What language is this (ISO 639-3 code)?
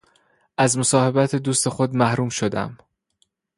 fas